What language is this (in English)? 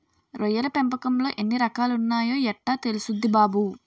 Telugu